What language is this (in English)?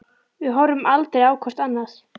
Icelandic